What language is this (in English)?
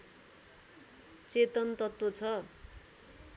Nepali